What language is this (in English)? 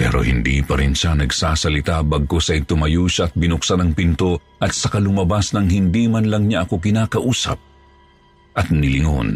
Filipino